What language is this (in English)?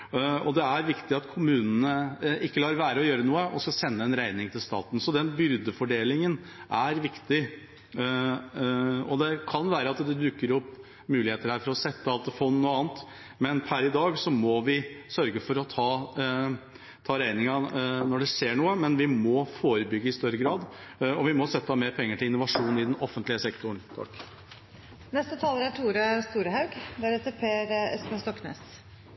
Norwegian Bokmål